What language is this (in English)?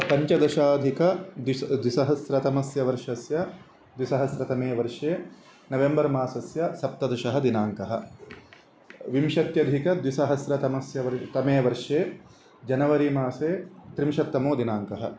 Sanskrit